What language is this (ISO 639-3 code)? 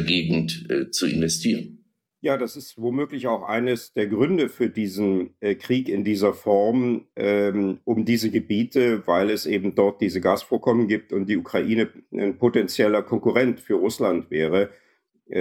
deu